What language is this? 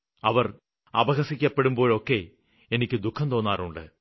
Malayalam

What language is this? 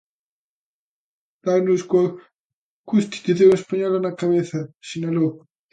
Galician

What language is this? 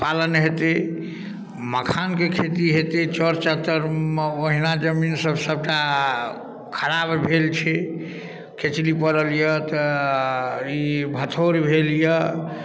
Maithili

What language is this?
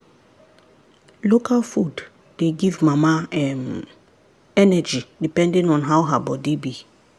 Nigerian Pidgin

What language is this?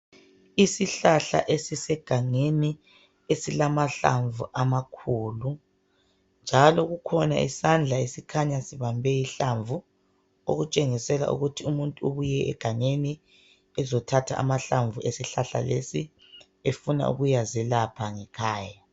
North Ndebele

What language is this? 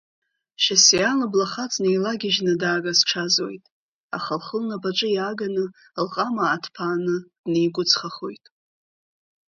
Abkhazian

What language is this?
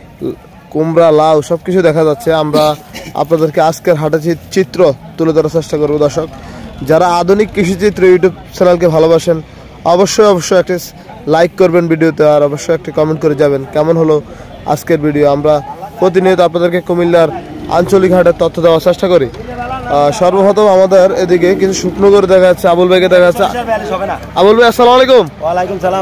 Turkish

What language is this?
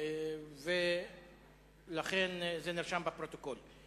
Hebrew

